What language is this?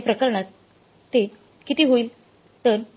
Marathi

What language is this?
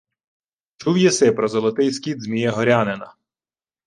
Ukrainian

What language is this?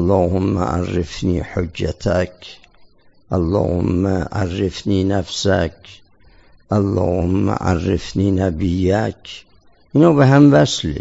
Persian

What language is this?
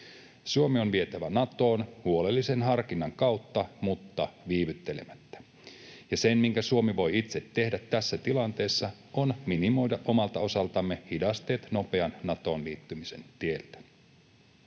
Finnish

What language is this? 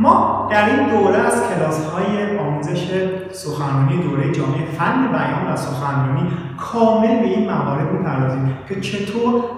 Persian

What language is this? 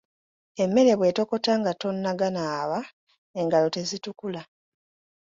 Ganda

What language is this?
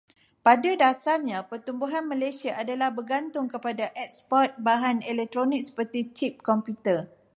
Malay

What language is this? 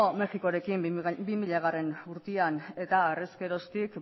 Basque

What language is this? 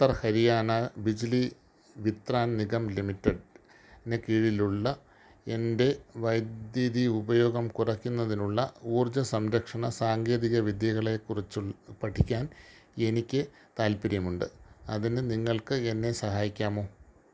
Malayalam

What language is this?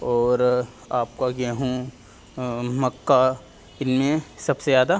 Urdu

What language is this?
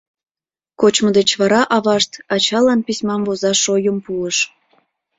Mari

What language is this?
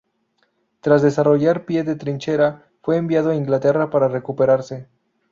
Spanish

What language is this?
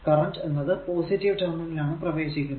Malayalam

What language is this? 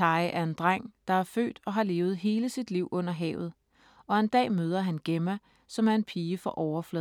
Danish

